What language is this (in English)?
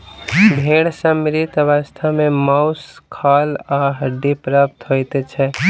Maithili